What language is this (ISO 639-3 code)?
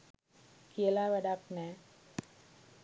sin